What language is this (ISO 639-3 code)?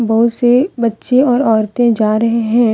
hin